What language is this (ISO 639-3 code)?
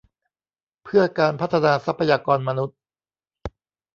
tha